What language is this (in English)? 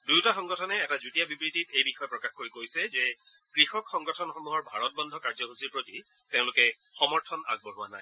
Assamese